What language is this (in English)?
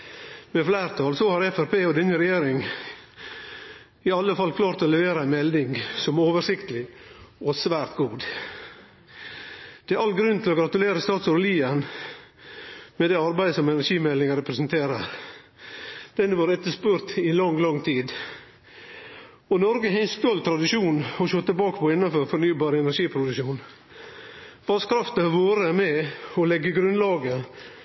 Norwegian Nynorsk